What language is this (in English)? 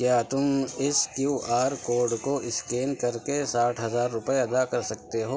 Urdu